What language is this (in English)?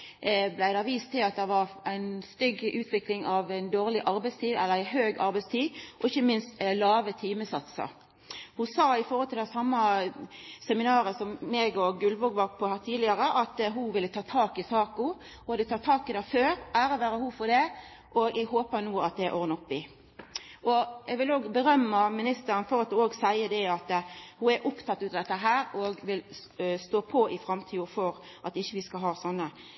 Norwegian Nynorsk